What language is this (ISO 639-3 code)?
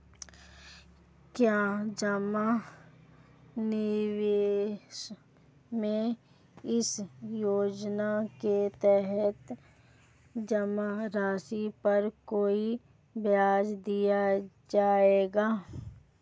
hin